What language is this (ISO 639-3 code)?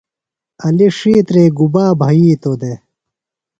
phl